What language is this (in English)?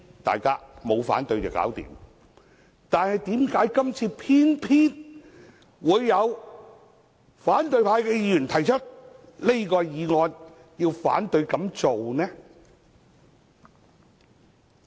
Cantonese